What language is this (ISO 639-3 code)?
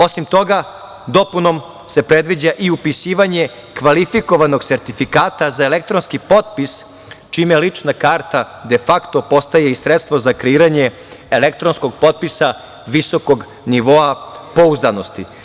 srp